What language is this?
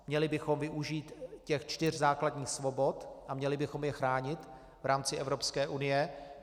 Czech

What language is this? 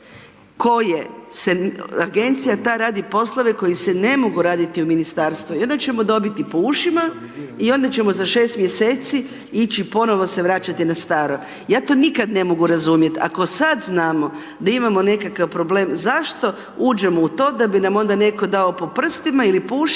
Croatian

